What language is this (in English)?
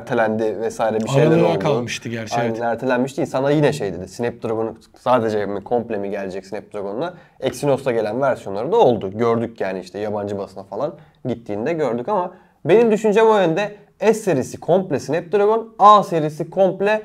Turkish